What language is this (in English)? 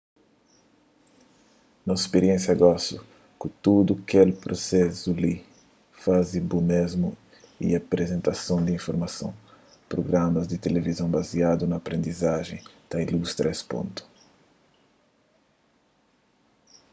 Kabuverdianu